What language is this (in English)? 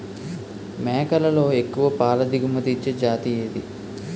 Telugu